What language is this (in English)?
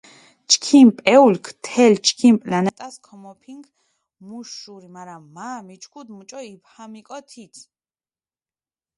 Mingrelian